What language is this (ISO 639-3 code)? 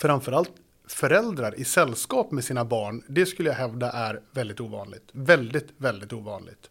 swe